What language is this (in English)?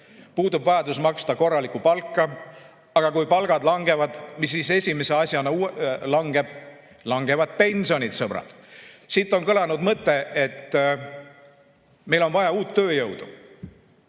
Estonian